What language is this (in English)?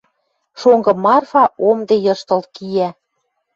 Western Mari